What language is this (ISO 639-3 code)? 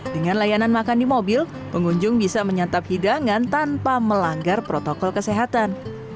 ind